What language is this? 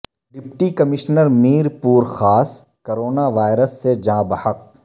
Urdu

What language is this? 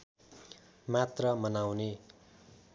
Nepali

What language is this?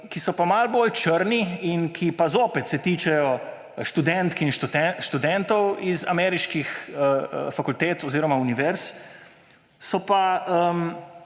Slovenian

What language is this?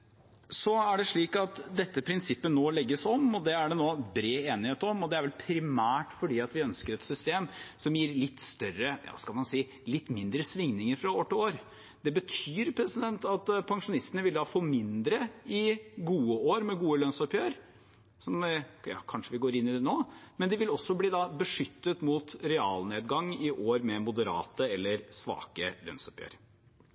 Norwegian Bokmål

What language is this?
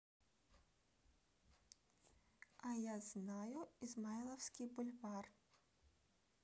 Russian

